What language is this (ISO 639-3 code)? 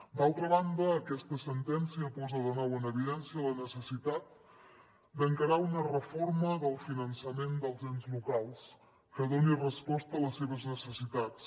cat